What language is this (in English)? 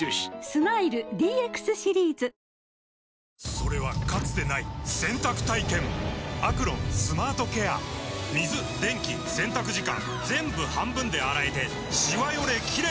Japanese